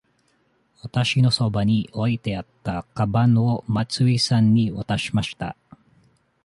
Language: Japanese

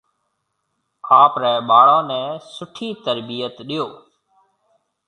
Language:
Marwari (Pakistan)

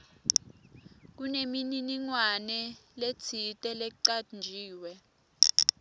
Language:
Swati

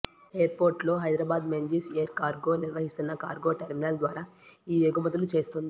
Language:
Telugu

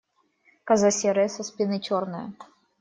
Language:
Russian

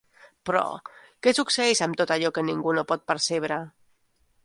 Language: Catalan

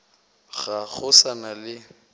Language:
Northern Sotho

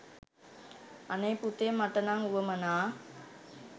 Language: Sinhala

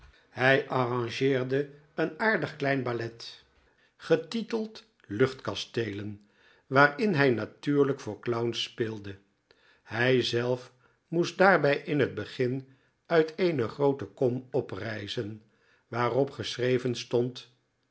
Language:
Dutch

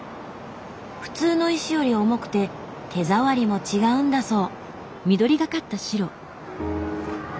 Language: Japanese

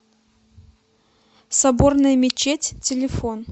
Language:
Russian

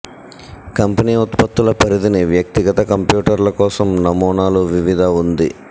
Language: Telugu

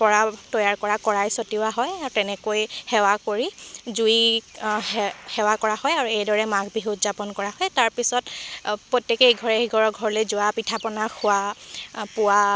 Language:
Assamese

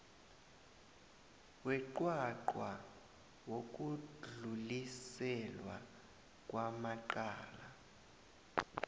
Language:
South Ndebele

